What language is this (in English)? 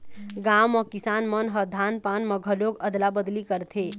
Chhattisgarhi